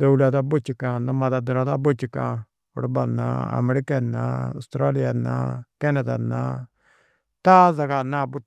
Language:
Tedaga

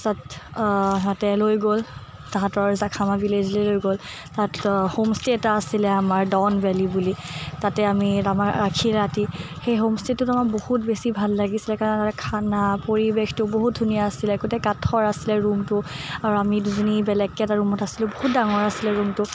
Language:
Assamese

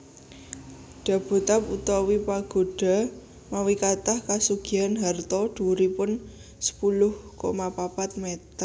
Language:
Javanese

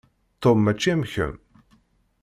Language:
Kabyle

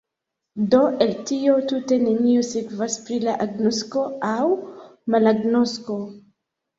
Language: Esperanto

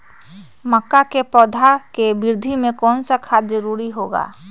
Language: Magahi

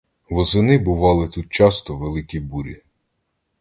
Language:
Ukrainian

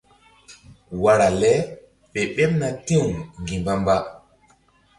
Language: Mbum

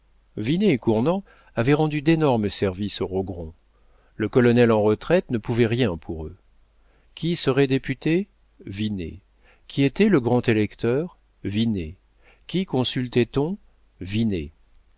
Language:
French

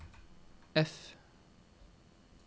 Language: Norwegian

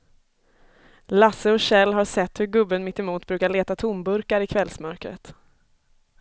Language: Swedish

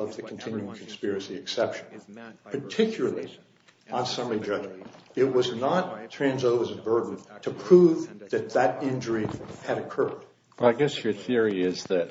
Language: English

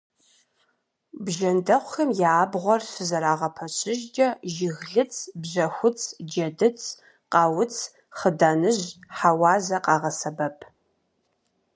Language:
Kabardian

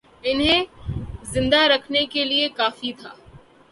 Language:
Urdu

